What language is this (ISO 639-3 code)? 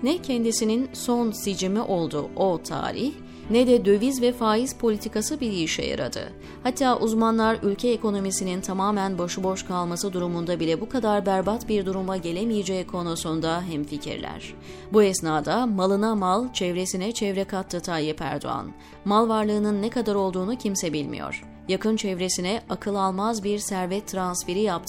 tur